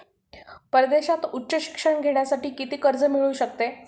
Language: Marathi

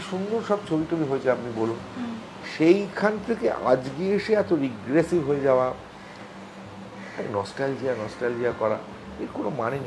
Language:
Bangla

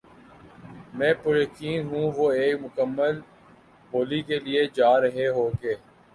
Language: Urdu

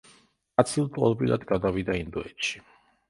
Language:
Georgian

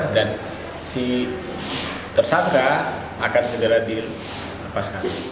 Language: Indonesian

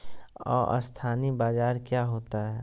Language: Magahi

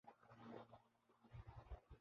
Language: Urdu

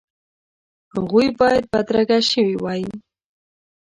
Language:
Pashto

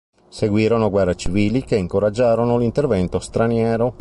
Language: Italian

